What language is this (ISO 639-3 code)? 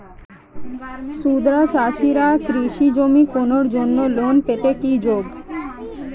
ben